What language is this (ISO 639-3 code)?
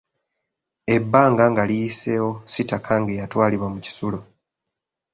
lug